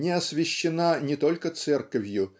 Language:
Russian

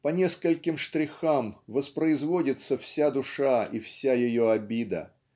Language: Russian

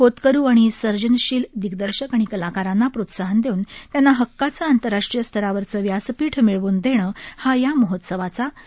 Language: Marathi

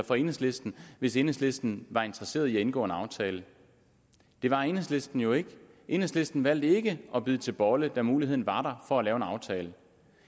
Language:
Danish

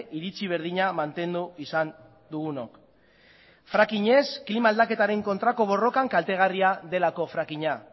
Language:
Basque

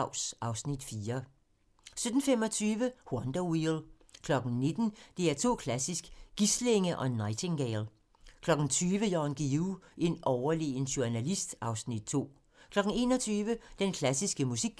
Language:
Danish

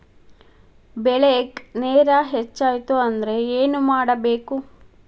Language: Kannada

